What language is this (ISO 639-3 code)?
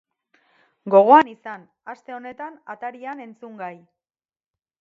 eus